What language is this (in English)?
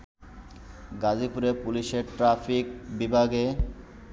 Bangla